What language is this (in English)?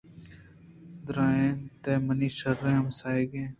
Eastern Balochi